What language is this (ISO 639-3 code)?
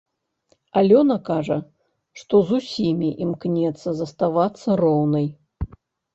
bel